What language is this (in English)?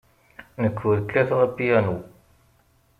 Kabyle